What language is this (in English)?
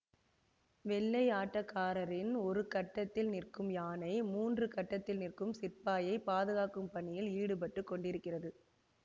Tamil